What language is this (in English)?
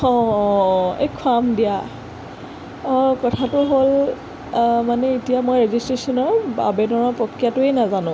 Assamese